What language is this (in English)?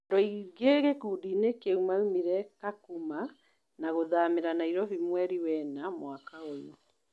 Kikuyu